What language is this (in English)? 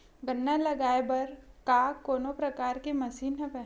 Chhattisgarhi